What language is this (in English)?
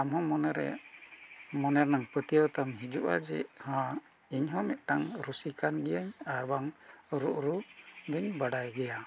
Santali